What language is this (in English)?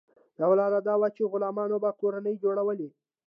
Pashto